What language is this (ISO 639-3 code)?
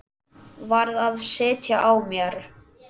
isl